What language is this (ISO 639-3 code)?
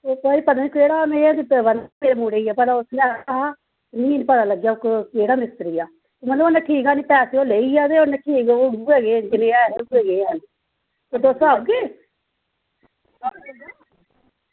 doi